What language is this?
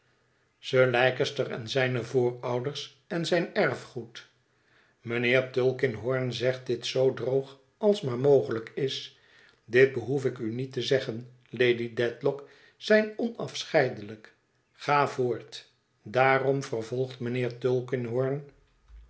Dutch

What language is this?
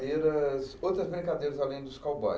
Portuguese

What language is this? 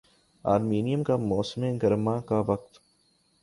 Urdu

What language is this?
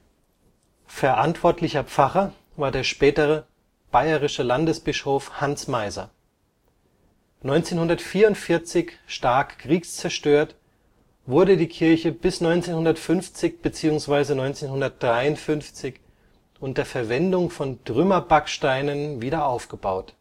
German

